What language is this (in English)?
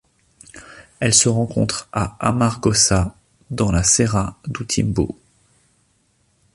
French